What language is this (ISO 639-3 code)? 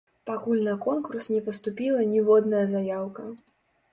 bel